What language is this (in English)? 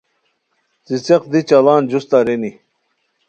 Khowar